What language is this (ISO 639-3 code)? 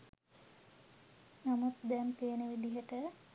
sin